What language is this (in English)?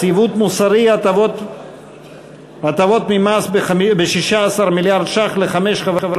Hebrew